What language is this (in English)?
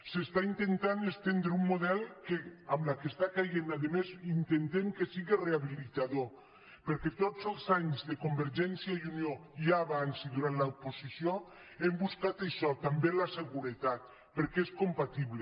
Catalan